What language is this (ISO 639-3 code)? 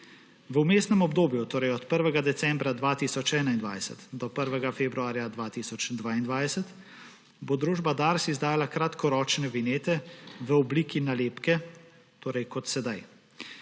slv